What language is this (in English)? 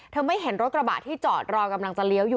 Thai